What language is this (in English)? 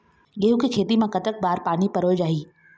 Chhattisgarhi